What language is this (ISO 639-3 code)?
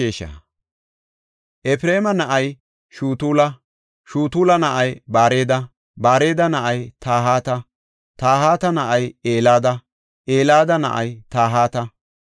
gof